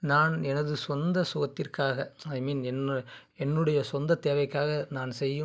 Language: Tamil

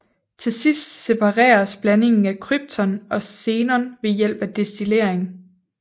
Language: Danish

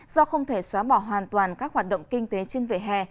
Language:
Vietnamese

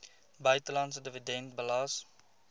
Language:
Afrikaans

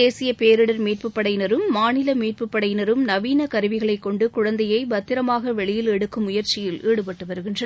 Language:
Tamil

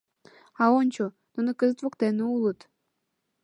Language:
Mari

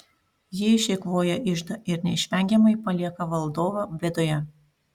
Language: Lithuanian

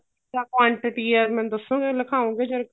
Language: Punjabi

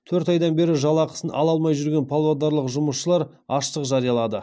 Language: Kazakh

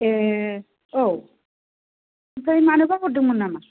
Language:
Bodo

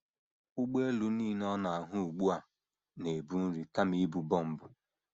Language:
Igbo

